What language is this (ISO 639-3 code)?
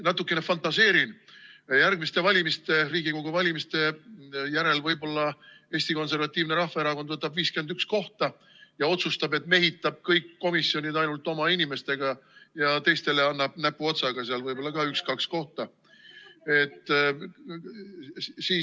est